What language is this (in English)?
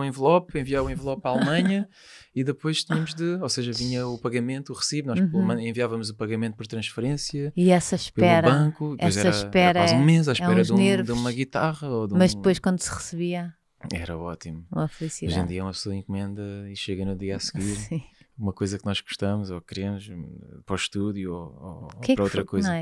Portuguese